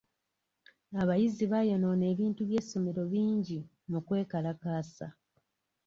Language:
Ganda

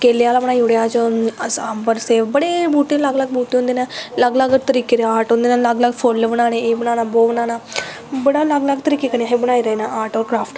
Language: Dogri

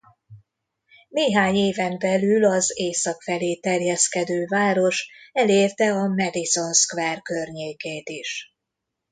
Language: Hungarian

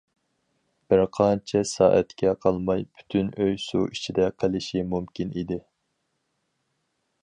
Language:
Uyghur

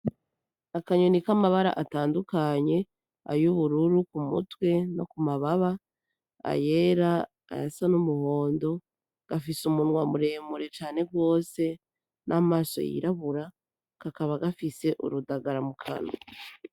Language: Rundi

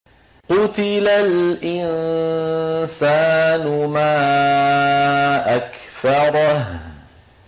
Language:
Arabic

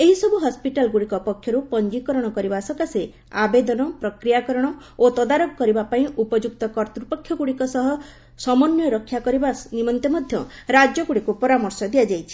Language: Odia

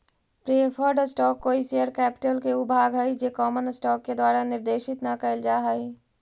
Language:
Magahi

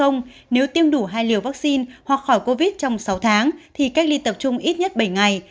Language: Vietnamese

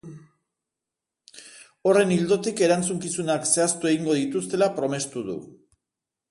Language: Basque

